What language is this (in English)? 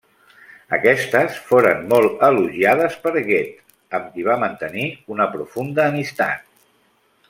Catalan